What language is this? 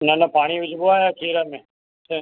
Sindhi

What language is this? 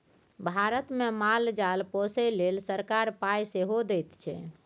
Maithili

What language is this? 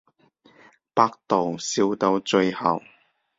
Cantonese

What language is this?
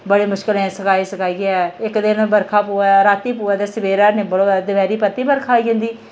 Dogri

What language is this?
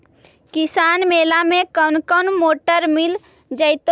Magahi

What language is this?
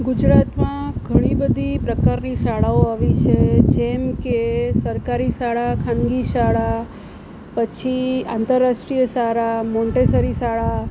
Gujarati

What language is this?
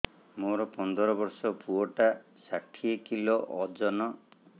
Odia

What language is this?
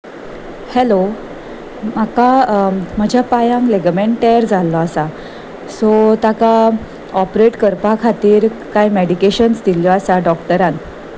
Konkani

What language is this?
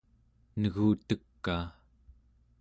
Central Yupik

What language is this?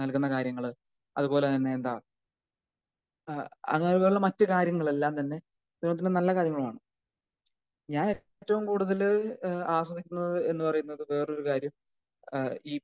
Malayalam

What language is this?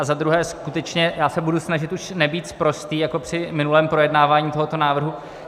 Czech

